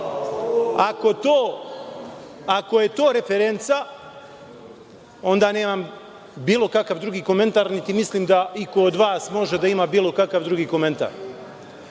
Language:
Serbian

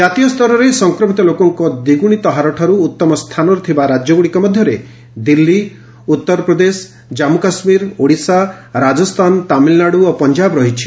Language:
Odia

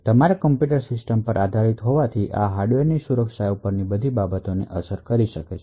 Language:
Gujarati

